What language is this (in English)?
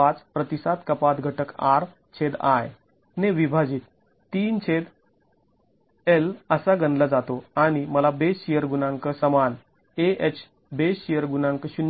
Marathi